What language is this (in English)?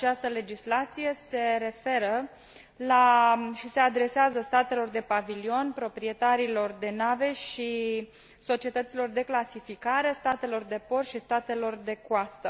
Romanian